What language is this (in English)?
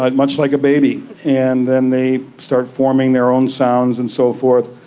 English